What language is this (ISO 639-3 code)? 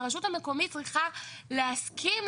heb